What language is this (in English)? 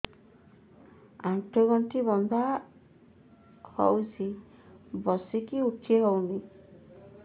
Odia